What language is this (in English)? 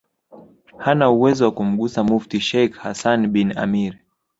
Swahili